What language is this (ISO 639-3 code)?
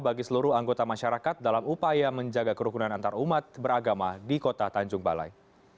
ind